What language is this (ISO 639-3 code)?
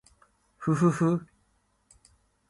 jpn